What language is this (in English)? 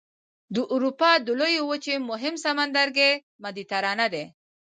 Pashto